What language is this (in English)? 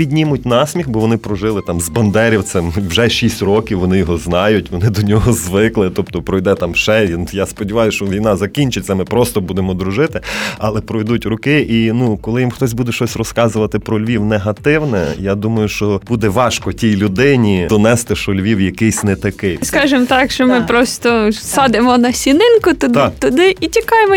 Ukrainian